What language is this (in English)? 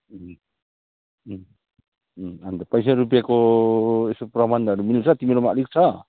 Nepali